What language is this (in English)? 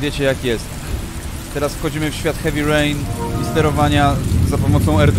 Polish